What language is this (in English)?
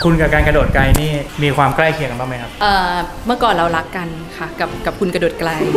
Thai